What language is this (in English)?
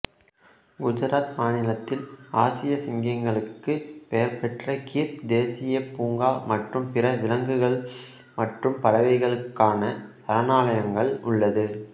Tamil